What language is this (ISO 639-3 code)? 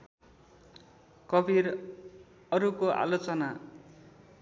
nep